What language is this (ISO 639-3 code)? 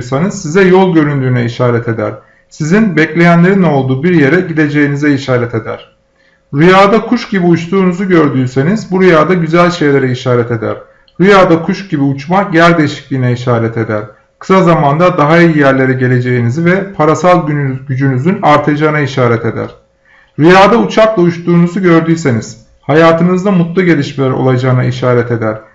tur